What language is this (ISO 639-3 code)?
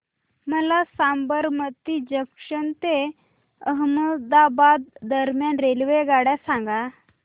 mar